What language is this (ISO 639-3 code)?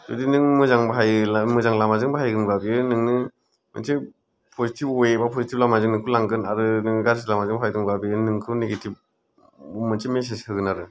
brx